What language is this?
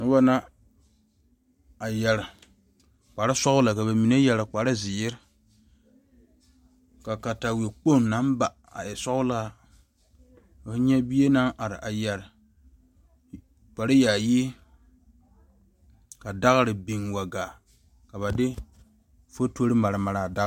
Southern Dagaare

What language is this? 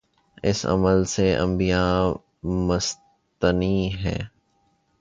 Urdu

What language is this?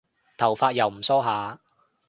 Cantonese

